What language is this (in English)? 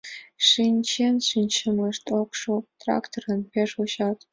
Mari